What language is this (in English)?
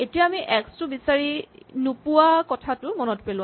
Assamese